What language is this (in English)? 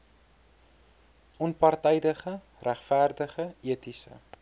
Afrikaans